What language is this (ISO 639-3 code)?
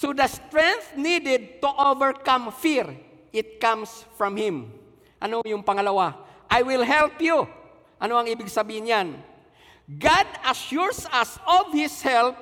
fil